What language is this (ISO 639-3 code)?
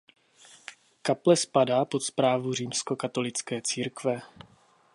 ces